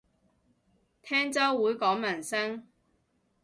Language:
Cantonese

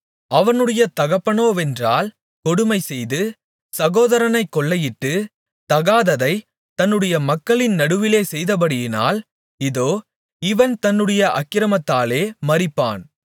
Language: Tamil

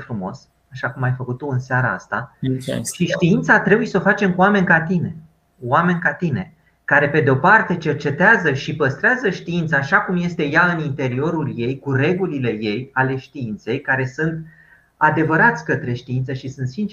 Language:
Romanian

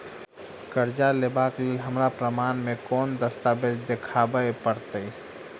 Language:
Maithili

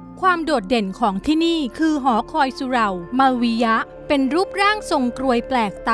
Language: Thai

